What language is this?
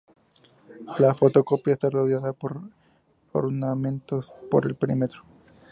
Spanish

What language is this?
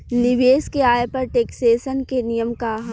Bhojpuri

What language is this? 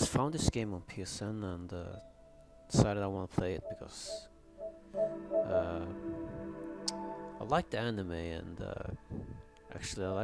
Japanese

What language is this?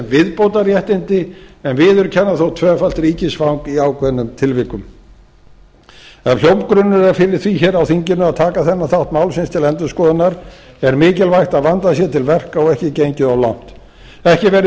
Icelandic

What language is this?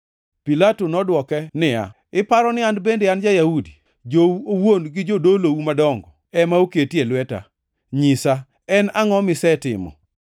Luo (Kenya and Tanzania)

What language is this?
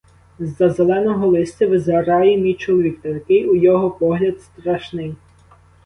Ukrainian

